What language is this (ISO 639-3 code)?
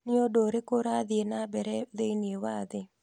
kik